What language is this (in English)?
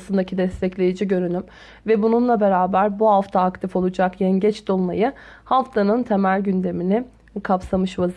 Turkish